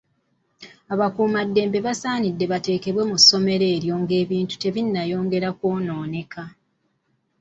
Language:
Ganda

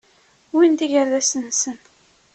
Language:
Kabyle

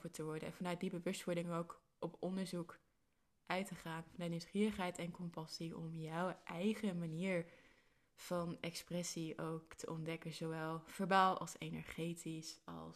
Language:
Dutch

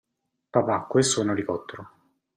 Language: Italian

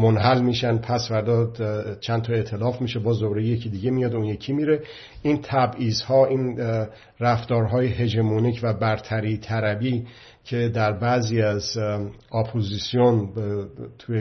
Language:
Persian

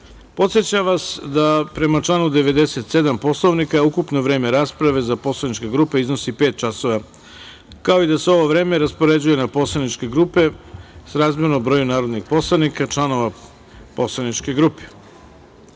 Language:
Serbian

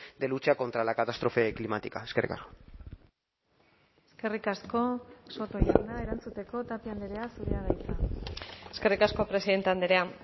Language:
Basque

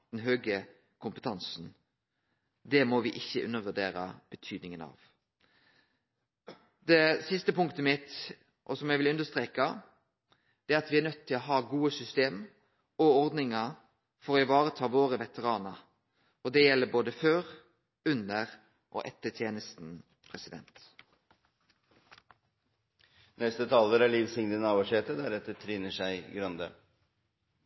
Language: Norwegian Nynorsk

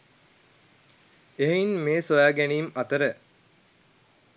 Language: Sinhala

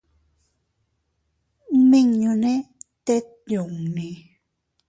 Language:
Teutila Cuicatec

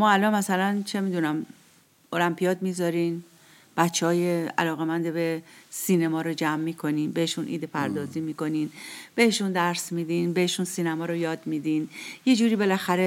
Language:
Persian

